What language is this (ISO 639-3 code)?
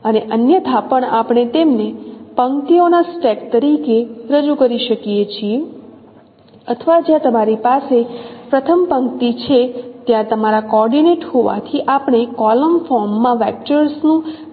guj